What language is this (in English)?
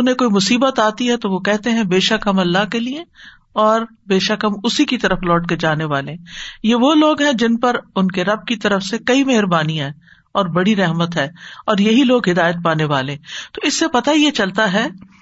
Urdu